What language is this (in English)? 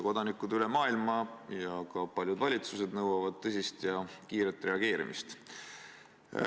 Estonian